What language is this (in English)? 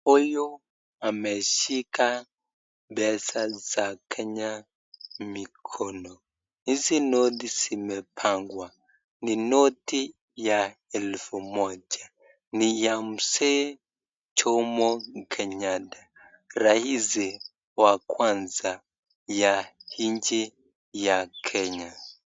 Swahili